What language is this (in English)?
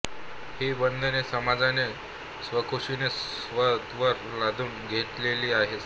Marathi